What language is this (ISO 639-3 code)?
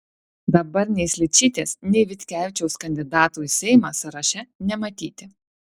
lit